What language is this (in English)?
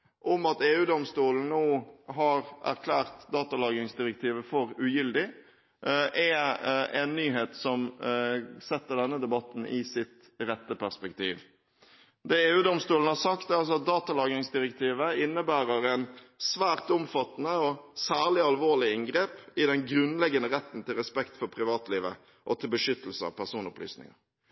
Norwegian Bokmål